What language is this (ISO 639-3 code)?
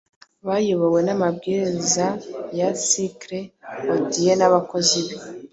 kin